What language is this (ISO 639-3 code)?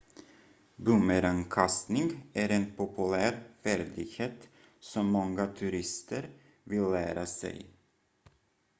swe